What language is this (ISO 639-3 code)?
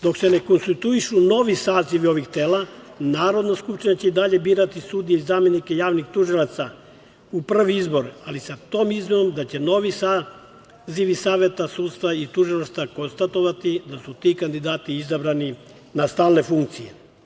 srp